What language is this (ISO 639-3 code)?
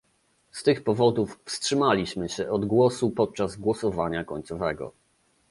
pol